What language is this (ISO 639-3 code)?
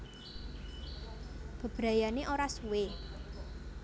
jav